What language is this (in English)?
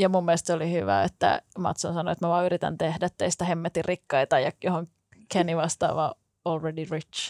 Finnish